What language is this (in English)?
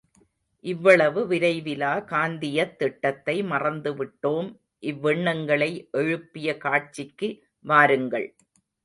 Tamil